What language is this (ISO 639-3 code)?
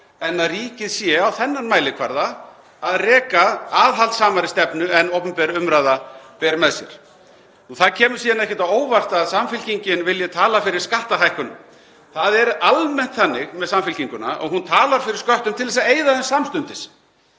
isl